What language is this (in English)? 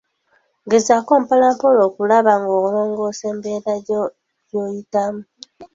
Ganda